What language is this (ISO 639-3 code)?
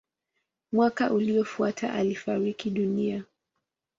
swa